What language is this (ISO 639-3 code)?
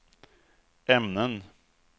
swe